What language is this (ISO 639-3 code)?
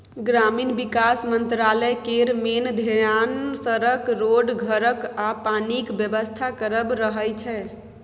mai